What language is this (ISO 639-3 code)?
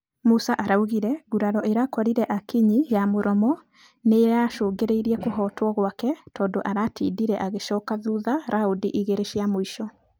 kik